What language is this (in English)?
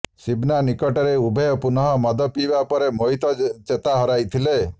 Odia